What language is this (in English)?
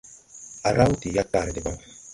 Tupuri